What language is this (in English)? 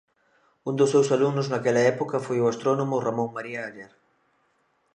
Galician